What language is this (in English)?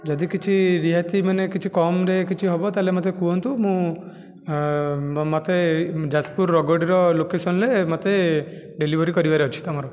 Odia